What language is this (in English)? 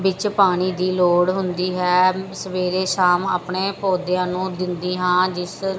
Punjabi